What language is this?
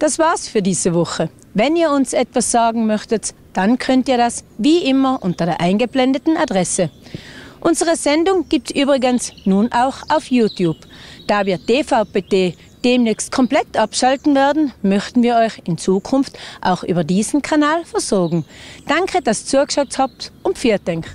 German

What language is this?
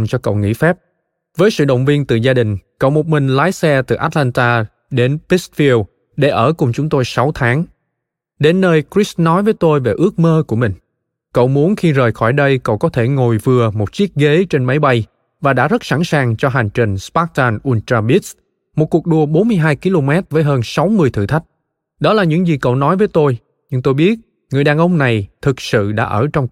Vietnamese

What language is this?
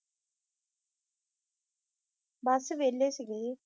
Punjabi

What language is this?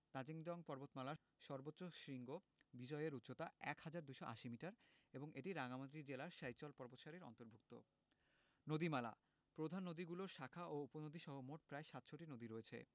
Bangla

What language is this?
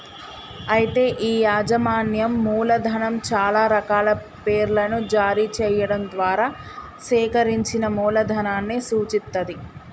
Telugu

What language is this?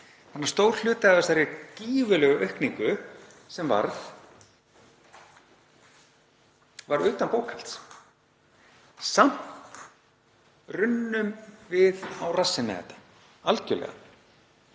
Icelandic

